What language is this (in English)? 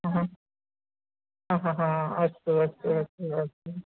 Sanskrit